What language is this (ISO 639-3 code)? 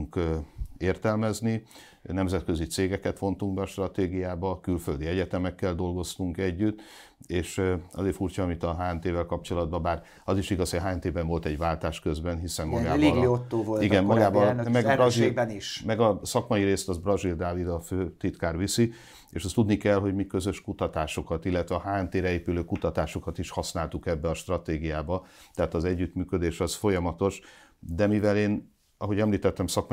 hun